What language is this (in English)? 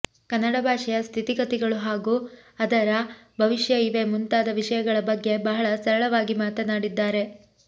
Kannada